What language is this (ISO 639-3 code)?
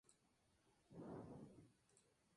spa